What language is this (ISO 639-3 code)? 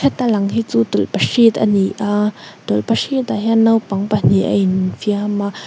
lus